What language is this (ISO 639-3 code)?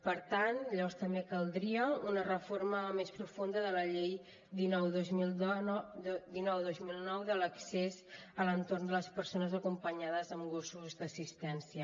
cat